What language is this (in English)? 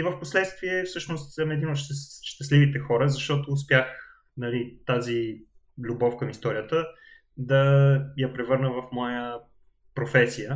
Bulgarian